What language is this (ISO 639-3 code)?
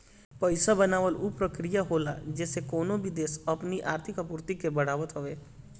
bho